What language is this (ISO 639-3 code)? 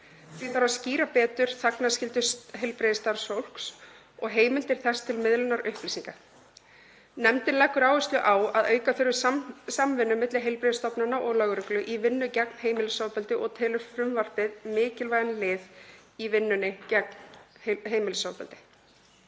isl